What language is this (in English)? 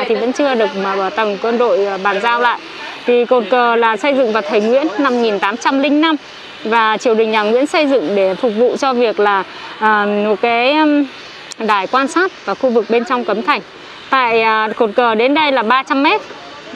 Vietnamese